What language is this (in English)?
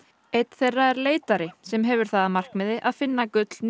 Icelandic